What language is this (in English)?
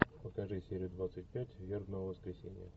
Russian